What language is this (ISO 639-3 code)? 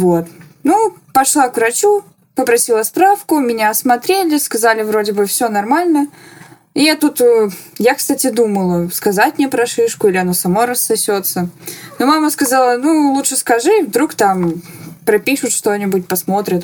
rus